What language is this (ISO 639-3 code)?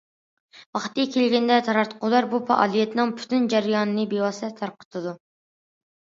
uig